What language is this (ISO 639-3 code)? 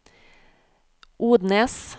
nor